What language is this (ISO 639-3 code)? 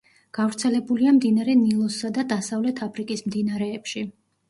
kat